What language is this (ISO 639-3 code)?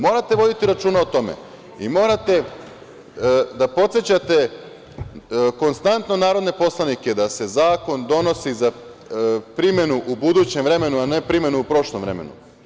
srp